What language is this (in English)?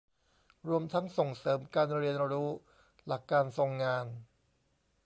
Thai